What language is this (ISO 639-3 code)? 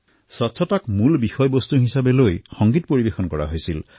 asm